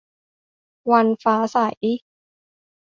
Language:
Thai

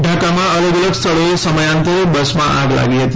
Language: Gujarati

